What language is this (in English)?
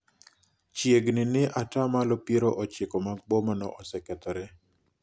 Luo (Kenya and Tanzania)